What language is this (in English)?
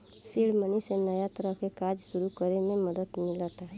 Bhojpuri